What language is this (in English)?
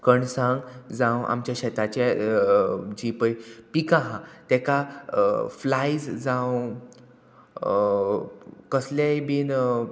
Konkani